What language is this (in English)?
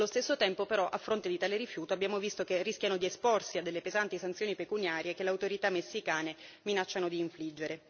Italian